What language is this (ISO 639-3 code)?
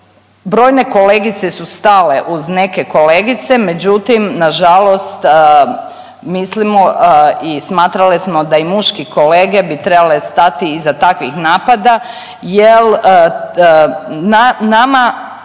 hrv